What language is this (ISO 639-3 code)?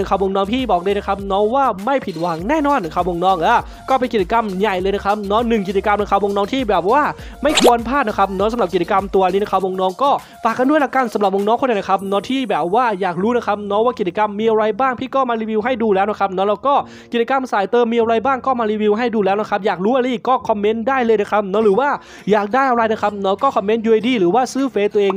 tha